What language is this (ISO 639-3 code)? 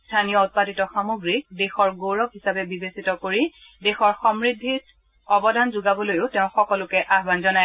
asm